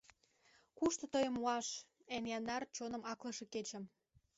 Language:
Mari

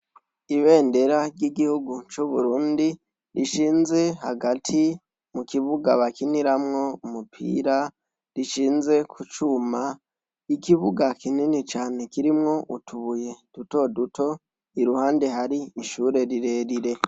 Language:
Rundi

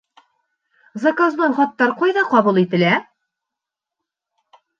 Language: Bashkir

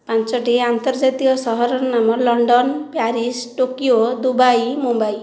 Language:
Odia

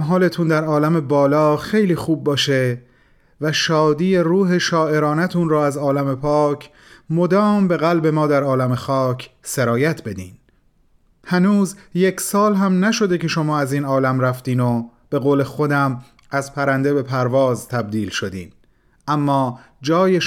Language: Persian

